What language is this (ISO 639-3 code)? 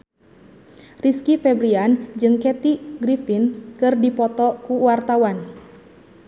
sun